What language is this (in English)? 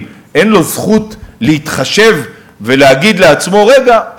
Hebrew